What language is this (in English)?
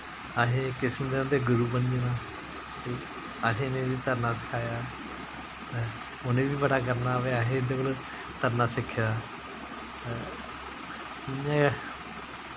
Dogri